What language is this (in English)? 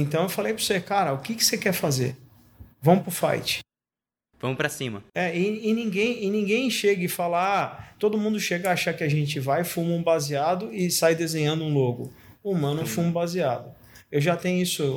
Portuguese